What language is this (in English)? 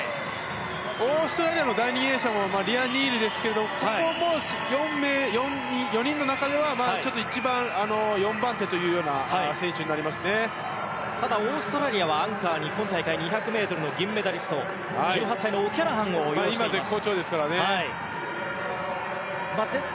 Japanese